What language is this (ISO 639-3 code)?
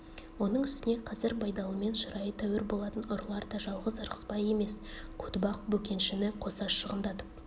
kaz